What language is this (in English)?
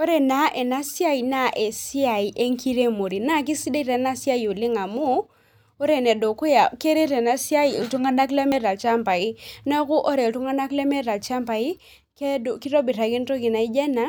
Masai